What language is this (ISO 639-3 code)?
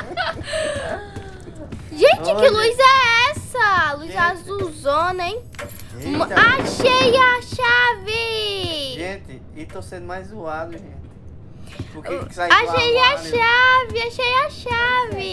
por